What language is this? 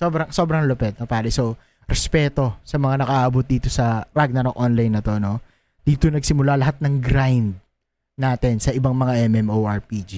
Filipino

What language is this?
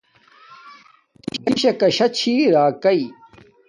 Domaaki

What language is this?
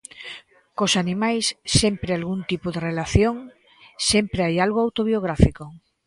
Galician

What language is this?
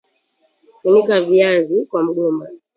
Swahili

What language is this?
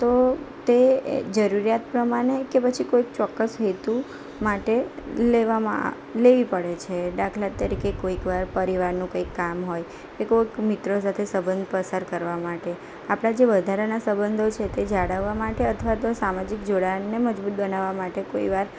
Gujarati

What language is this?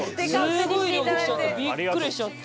Japanese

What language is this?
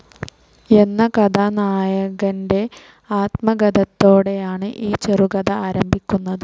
Malayalam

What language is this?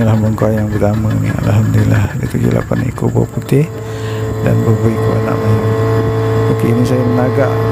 Malay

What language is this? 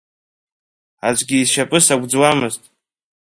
Abkhazian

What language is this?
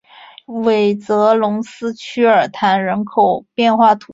Chinese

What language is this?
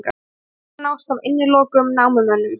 Icelandic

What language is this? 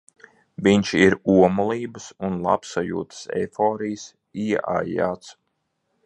Latvian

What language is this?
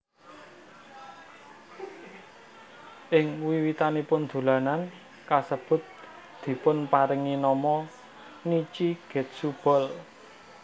Javanese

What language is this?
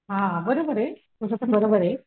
Marathi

